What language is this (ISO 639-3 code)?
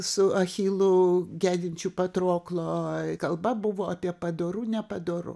lit